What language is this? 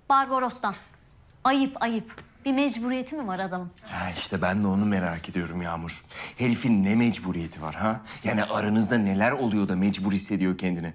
Turkish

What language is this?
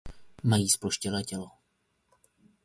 Czech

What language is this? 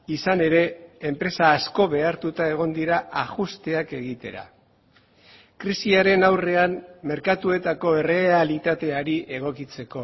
Basque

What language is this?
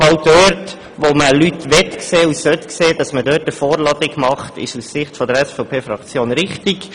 Swiss German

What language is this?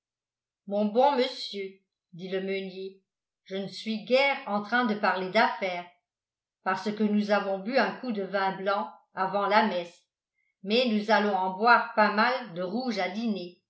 French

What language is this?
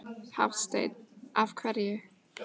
Icelandic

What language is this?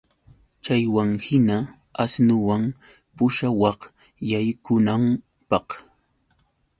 Yauyos Quechua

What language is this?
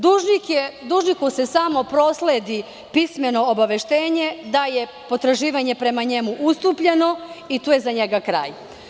Serbian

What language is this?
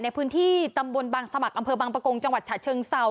Thai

